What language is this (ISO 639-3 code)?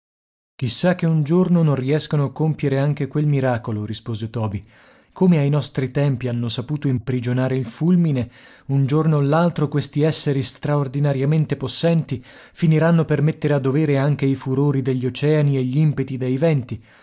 ita